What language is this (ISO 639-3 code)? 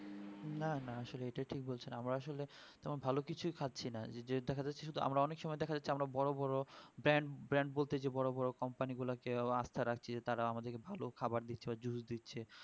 ben